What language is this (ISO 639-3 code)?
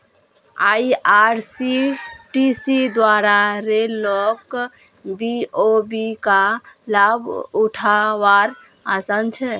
mag